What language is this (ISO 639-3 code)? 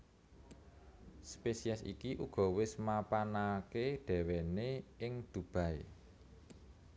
jav